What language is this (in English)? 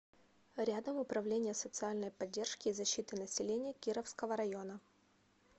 Russian